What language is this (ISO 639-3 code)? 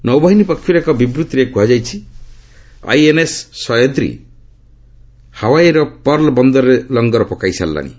ori